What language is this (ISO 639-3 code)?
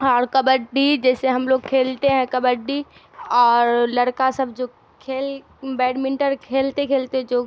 urd